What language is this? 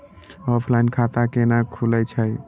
Maithili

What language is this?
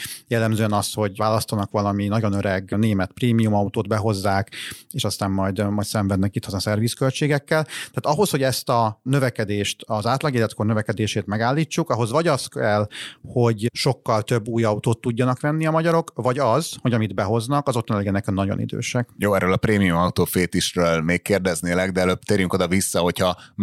Hungarian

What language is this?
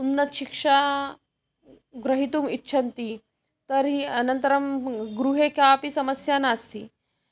Sanskrit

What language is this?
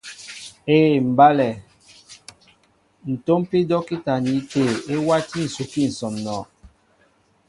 Mbo (Cameroon)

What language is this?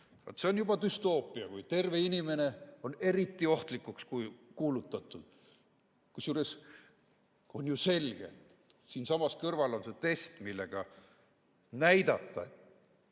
Estonian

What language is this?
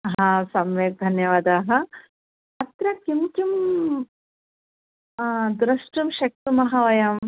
Sanskrit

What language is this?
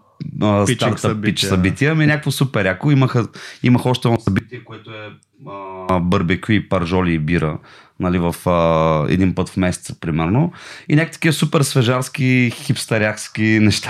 Bulgarian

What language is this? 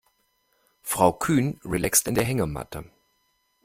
German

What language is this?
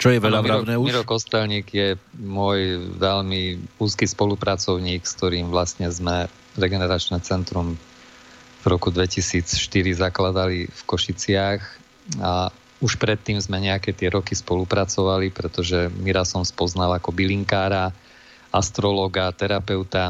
Slovak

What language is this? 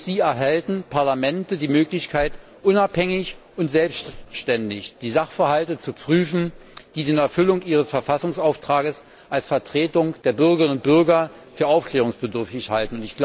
German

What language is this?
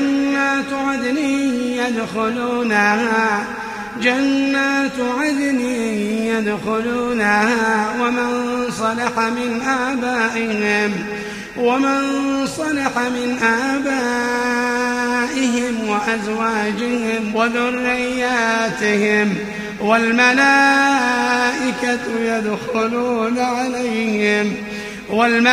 Arabic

